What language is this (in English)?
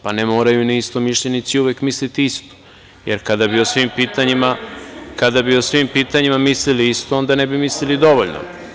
Serbian